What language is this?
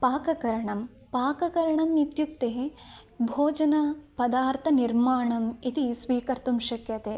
Sanskrit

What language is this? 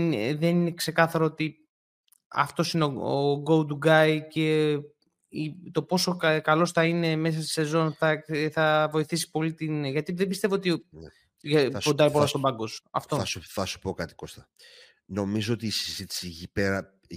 Greek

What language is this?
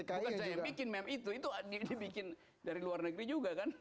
Indonesian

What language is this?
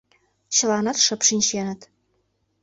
Mari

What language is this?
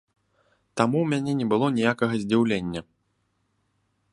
Belarusian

